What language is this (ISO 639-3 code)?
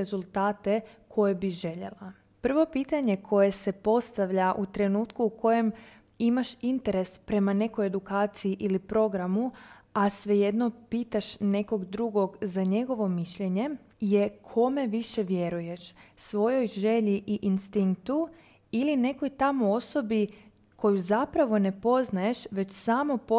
hrv